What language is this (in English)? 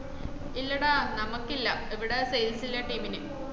Malayalam